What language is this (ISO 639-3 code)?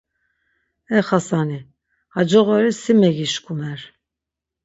lzz